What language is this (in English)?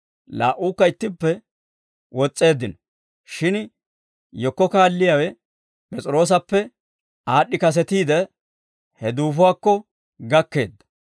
Dawro